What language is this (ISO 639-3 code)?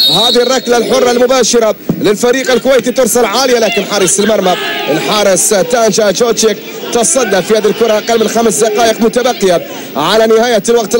ara